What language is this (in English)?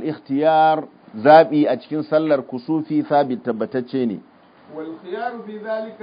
Arabic